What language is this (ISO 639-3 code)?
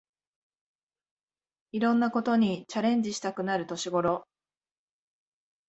jpn